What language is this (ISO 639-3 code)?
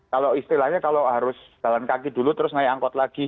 ind